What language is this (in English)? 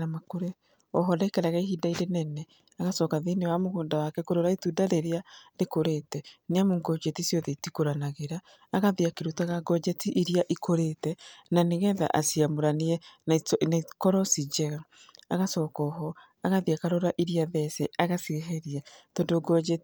Kikuyu